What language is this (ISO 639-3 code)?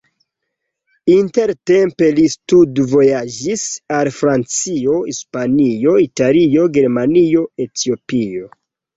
epo